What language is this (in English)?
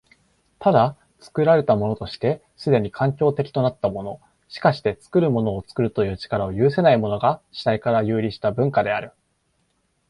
Japanese